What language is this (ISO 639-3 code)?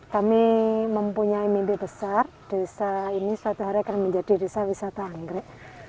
ind